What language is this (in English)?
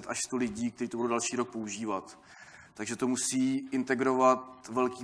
Czech